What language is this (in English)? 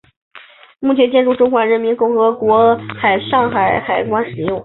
Chinese